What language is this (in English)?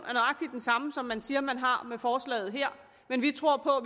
Danish